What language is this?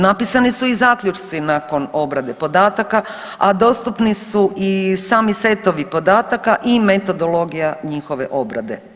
Croatian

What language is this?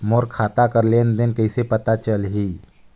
Chhattisgarhi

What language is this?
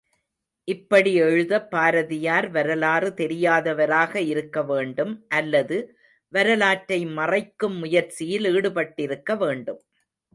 Tamil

